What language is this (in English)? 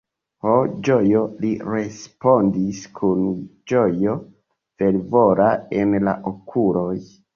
Esperanto